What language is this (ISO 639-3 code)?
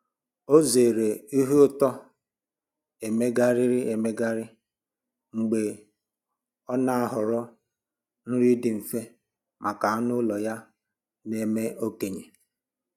ibo